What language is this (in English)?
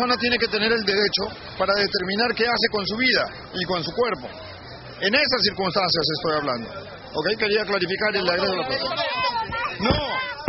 Spanish